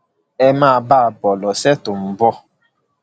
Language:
Yoruba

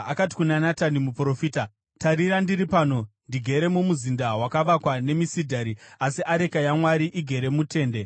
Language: Shona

